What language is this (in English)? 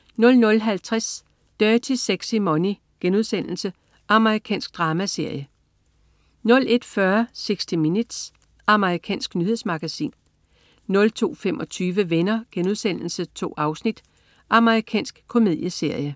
Danish